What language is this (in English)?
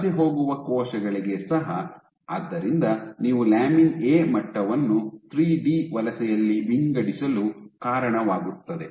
Kannada